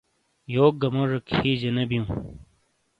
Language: Shina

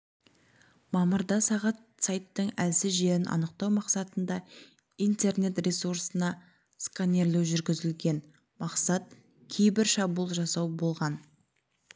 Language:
Kazakh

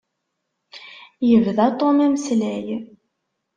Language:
Kabyle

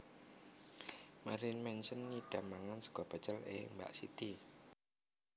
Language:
Javanese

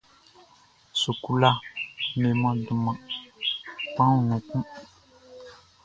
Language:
Baoulé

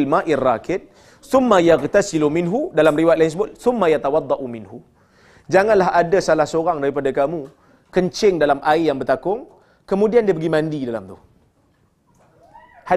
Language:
Malay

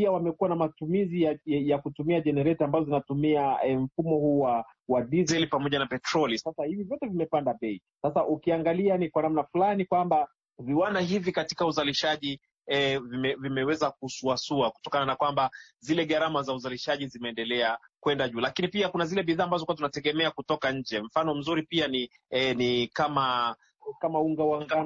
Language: Swahili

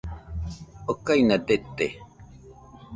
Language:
Nüpode Huitoto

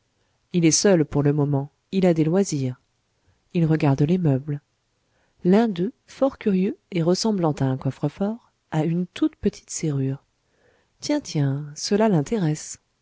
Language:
French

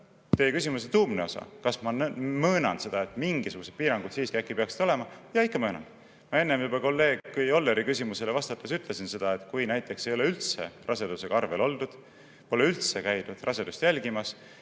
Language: Estonian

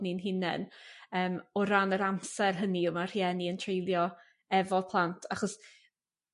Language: Welsh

